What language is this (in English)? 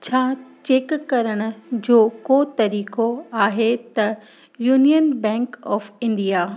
Sindhi